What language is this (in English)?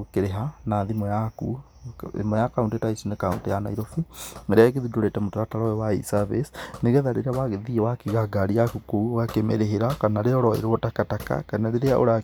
Kikuyu